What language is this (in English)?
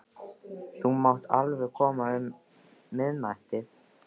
Icelandic